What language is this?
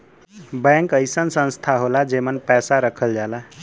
Bhojpuri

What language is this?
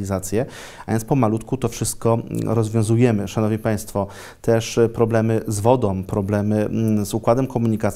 Polish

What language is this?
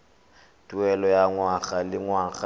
Tswana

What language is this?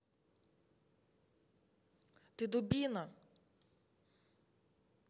Russian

